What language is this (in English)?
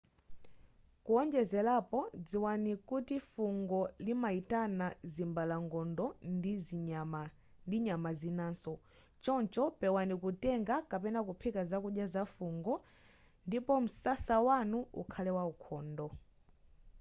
Nyanja